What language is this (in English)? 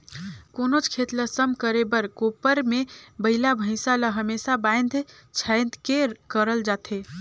Chhattisgarhi